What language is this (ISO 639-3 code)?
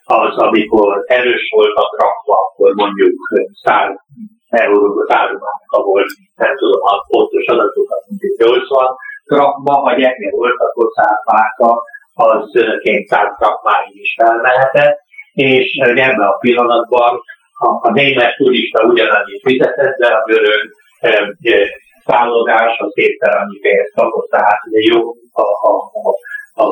hun